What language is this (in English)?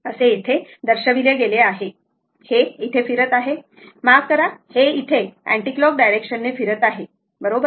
Marathi